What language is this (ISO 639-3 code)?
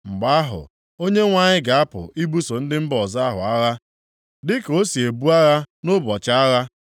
ibo